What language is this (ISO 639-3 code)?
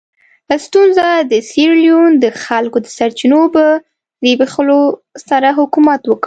pus